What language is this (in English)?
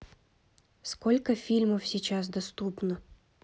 Russian